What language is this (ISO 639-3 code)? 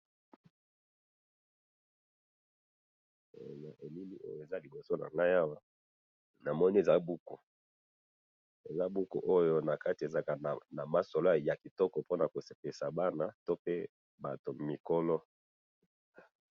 lin